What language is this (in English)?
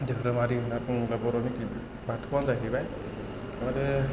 Bodo